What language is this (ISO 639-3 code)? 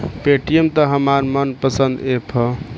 bho